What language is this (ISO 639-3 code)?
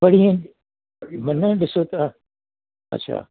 snd